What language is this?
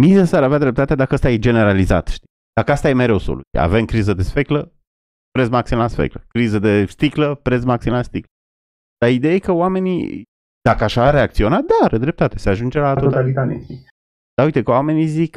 Romanian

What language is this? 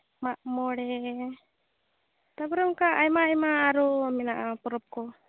Santali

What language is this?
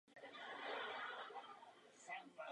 Czech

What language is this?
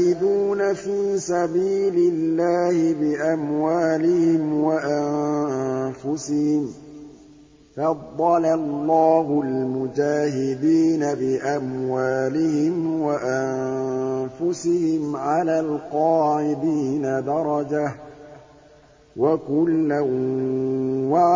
Arabic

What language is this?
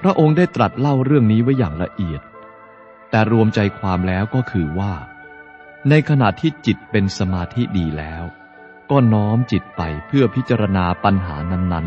Thai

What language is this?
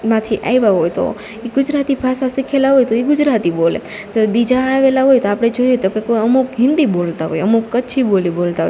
Gujarati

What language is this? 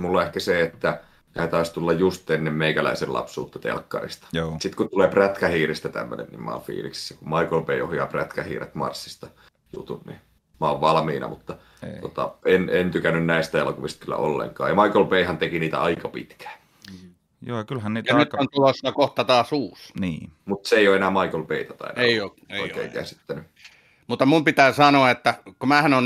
Finnish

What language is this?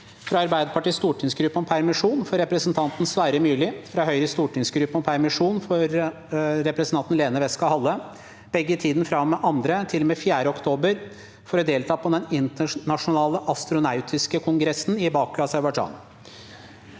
Norwegian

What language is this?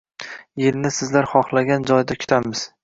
Uzbek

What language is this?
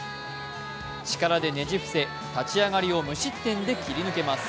Japanese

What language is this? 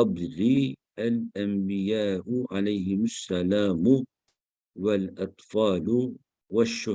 Turkish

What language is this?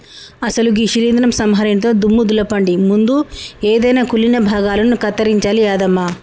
Telugu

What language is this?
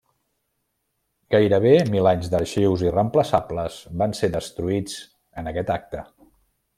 Catalan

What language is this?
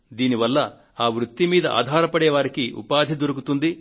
Telugu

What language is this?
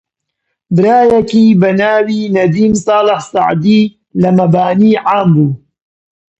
Central Kurdish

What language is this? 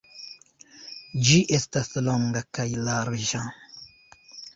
Esperanto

